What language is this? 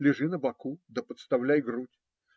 Russian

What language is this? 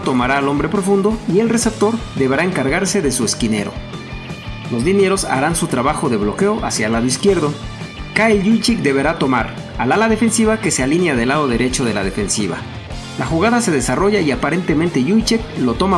Spanish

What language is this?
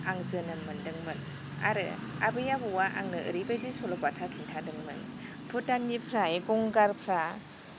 Bodo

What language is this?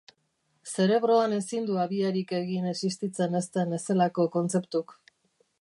Basque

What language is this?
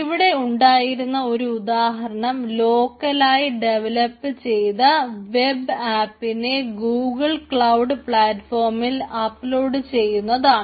Malayalam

